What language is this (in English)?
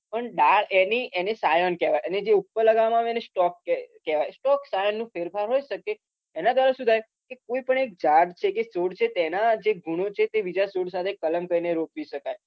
Gujarati